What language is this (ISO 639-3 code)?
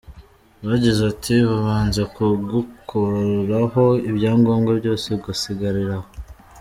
kin